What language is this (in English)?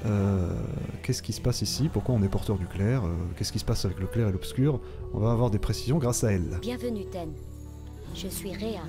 French